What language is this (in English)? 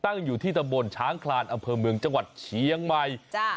Thai